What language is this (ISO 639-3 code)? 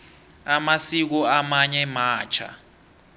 nbl